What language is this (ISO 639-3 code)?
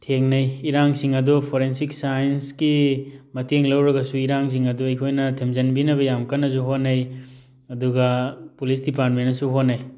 mni